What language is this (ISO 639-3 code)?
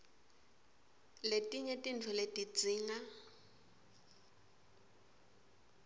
ssw